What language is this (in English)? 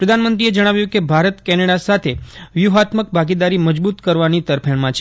Gujarati